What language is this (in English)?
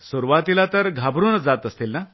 Marathi